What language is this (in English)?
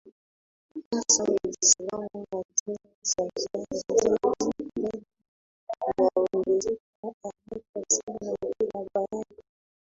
Swahili